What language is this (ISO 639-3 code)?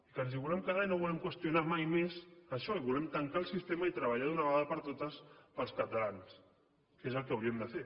cat